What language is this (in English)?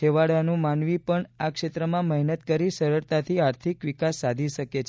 Gujarati